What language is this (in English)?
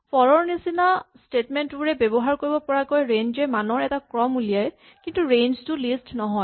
Assamese